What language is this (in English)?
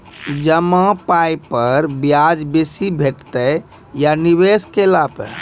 Maithili